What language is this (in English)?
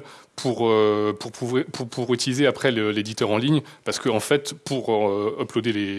French